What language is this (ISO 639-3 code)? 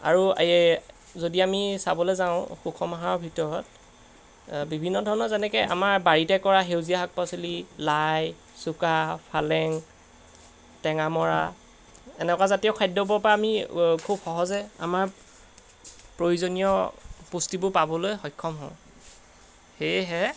asm